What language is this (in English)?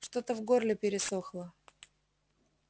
Russian